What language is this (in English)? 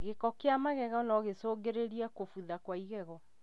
Kikuyu